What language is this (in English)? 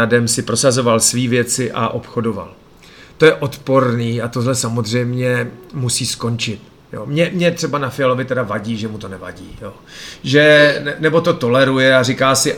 Czech